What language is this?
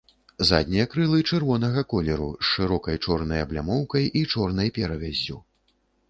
Belarusian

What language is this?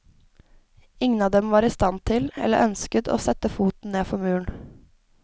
Norwegian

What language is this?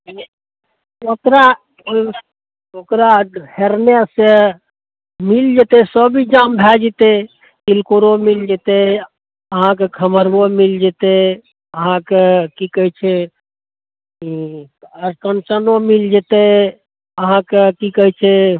Maithili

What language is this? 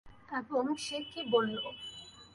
Bangla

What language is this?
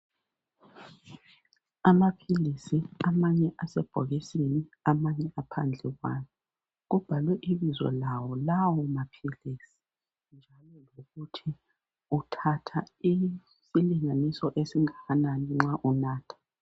North Ndebele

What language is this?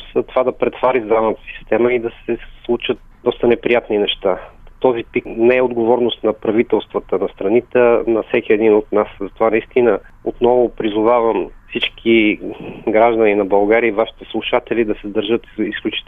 Bulgarian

